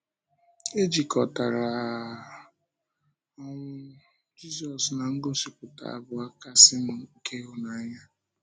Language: Igbo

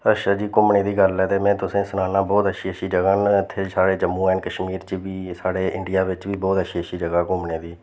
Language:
Dogri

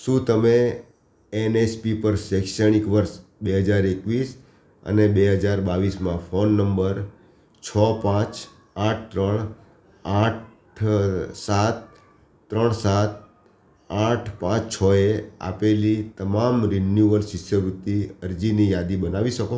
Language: Gujarati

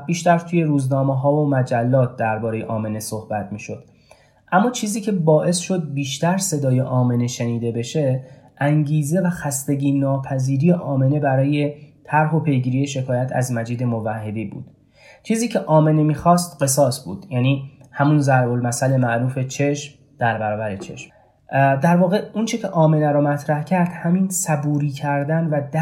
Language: Persian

